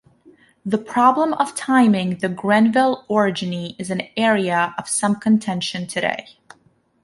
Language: English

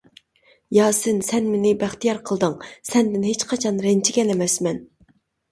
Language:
Uyghur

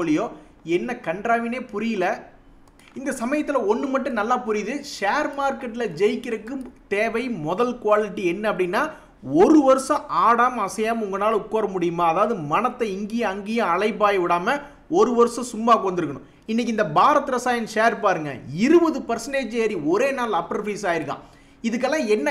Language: Tamil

